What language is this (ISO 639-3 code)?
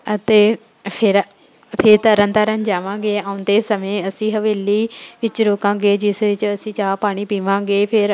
pan